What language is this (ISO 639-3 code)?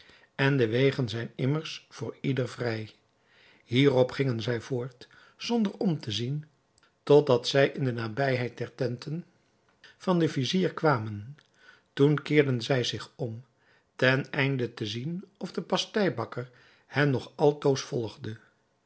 nld